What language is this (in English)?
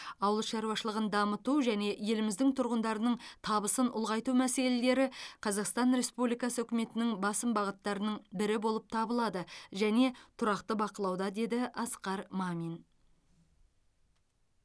Kazakh